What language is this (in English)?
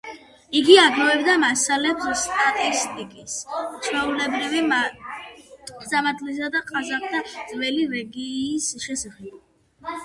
Georgian